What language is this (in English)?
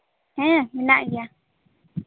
Santali